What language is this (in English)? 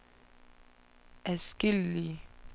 Danish